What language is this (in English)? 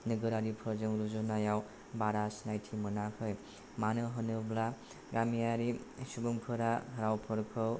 Bodo